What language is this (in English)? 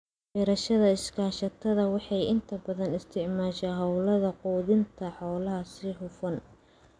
Somali